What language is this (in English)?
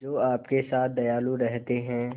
Hindi